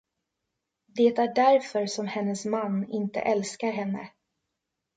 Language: Swedish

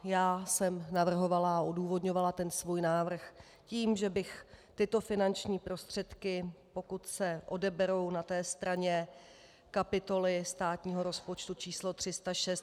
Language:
Czech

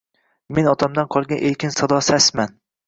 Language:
Uzbek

